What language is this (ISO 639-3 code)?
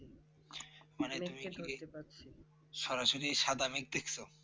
ben